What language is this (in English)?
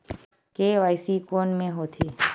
Chhattisgarhi